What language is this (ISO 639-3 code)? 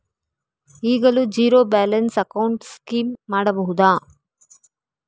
kan